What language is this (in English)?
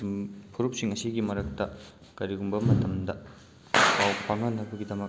Manipuri